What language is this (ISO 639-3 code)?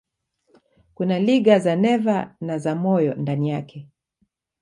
swa